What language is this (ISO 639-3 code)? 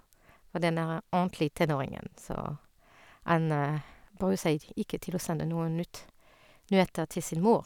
nor